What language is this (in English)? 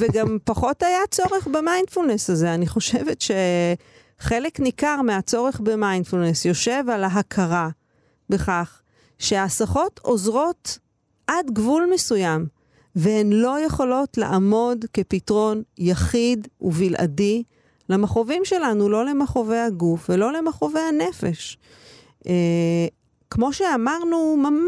Hebrew